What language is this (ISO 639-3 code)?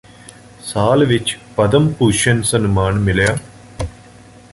pan